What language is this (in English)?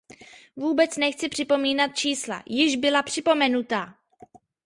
Czech